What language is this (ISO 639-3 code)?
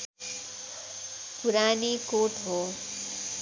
nep